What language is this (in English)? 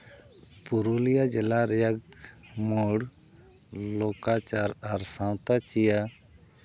Santali